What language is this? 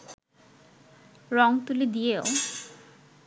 Bangla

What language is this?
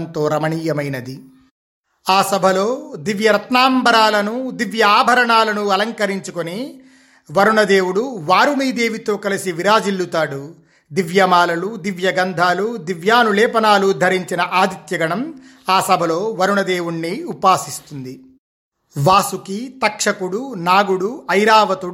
Telugu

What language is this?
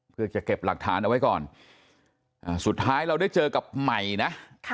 Thai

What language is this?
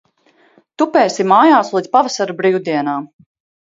Latvian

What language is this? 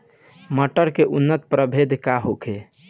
Bhojpuri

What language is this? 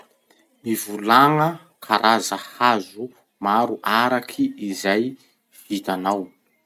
Masikoro Malagasy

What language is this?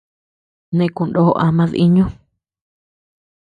Tepeuxila Cuicatec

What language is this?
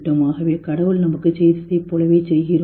Tamil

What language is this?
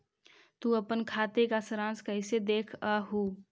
Magahi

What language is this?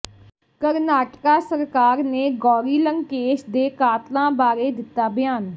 Punjabi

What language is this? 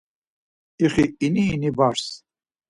Laz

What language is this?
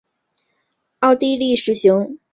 Chinese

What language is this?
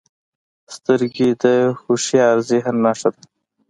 Pashto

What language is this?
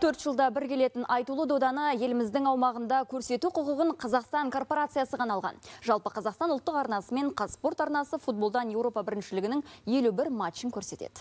Russian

